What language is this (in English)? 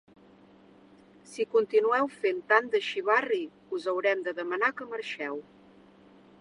Catalan